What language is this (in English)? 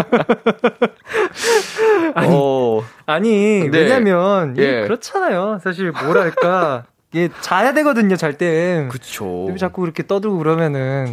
Korean